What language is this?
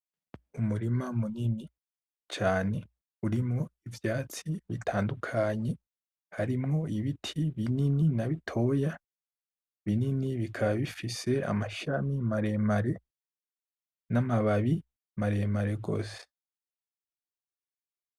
Rundi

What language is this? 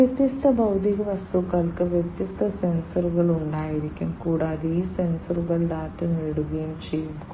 Malayalam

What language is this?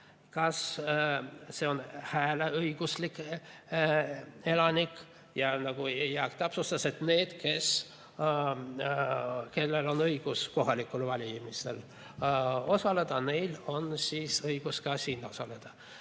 Estonian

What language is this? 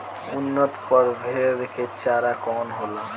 Bhojpuri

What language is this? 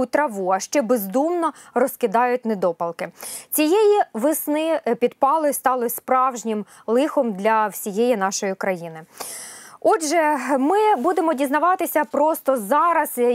Ukrainian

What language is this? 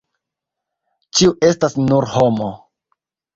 Esperanto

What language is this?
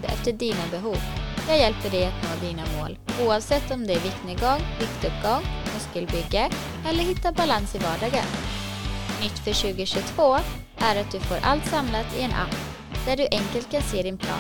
Swedish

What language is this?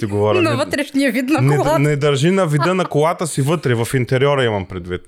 Bulgarian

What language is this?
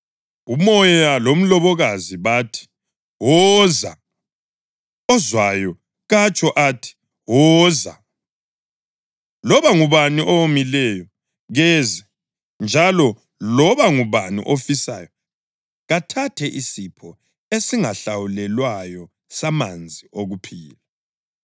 North Ndebele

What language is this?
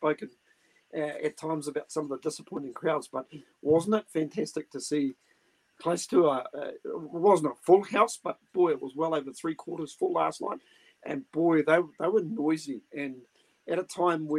English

